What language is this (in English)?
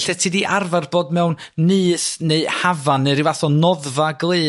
Welsh